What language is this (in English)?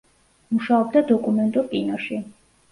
Georgian